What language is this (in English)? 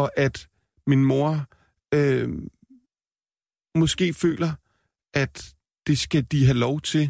Danish